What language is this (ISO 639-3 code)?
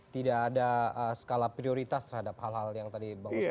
ind